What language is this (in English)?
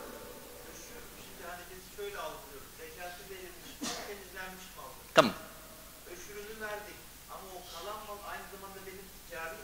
Turkish